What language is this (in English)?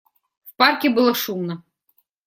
Russian